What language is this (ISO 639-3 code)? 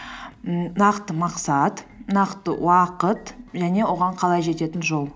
kaz